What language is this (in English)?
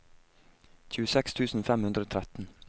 Norwegian